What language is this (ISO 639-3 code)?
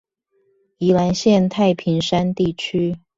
zho